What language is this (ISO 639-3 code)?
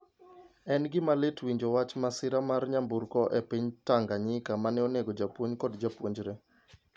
luo